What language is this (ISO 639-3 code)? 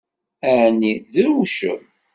kab